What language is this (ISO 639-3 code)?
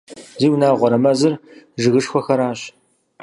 kbd